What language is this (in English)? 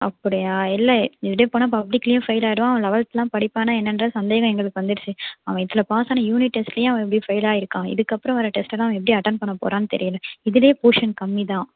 Tamil